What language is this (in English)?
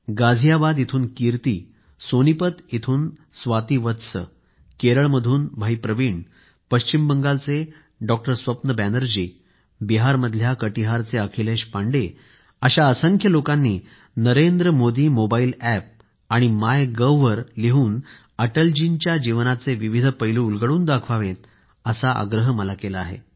Marathi